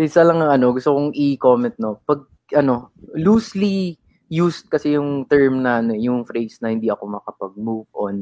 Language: Filipino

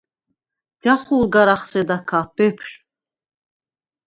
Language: Svan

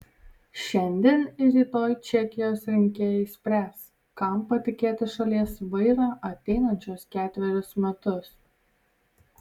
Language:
Lithuanian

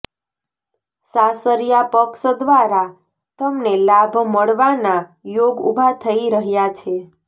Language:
Gujarati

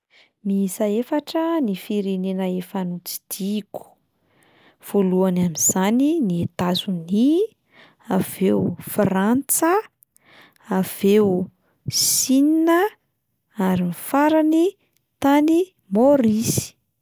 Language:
Malagasy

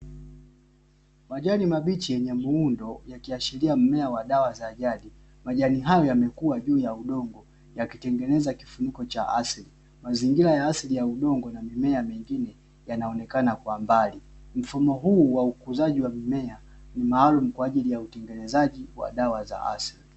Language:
Swahili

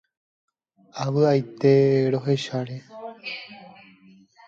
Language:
Guarani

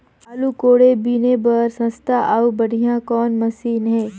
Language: Chhattisgarhi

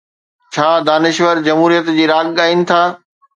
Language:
Sindhi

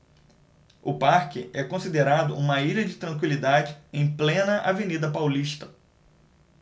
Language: Portuguese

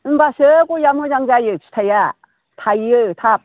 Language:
Bodo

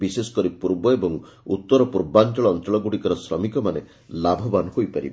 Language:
Odia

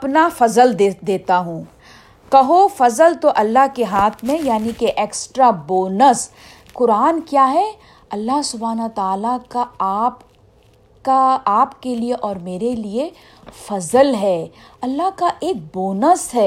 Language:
Urdu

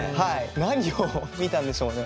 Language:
Japanese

